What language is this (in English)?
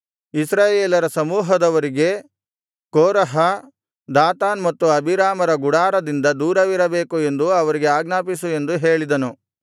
Kannada